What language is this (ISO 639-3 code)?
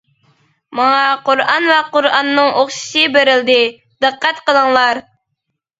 uig